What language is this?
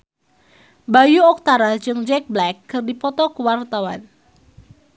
Sundanese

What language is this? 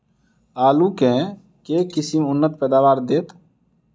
Maithili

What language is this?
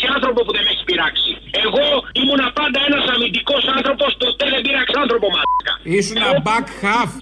Greek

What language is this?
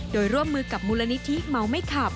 Thai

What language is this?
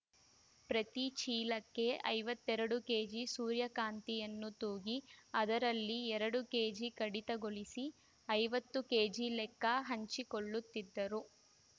Kannada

